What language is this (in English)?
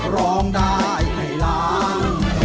Thai